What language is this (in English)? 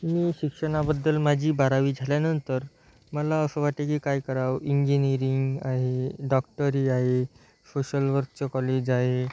Marathi